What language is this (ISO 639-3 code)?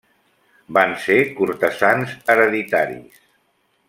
cat